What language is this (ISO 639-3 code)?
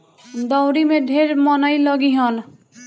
bho